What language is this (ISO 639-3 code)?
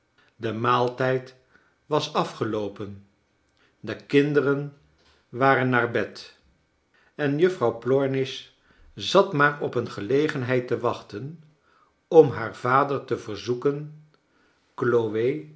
nld